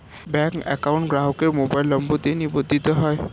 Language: Bangla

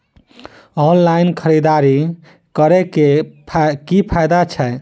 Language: Maithili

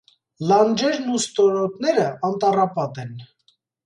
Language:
Armenian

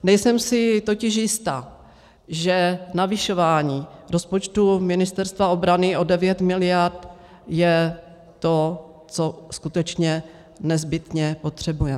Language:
Czech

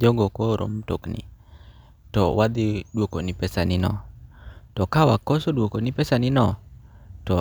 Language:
Luo (Kenya and Tanzania)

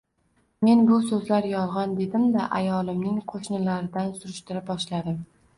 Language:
Uzbek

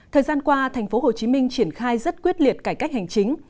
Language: Vietnamese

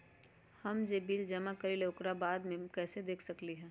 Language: Magahi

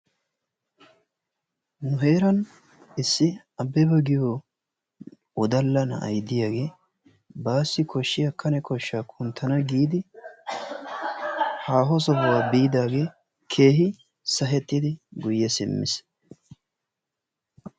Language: Wolaytta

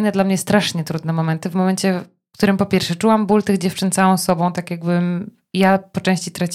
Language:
Polish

